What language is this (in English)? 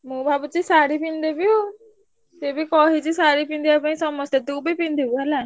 Odia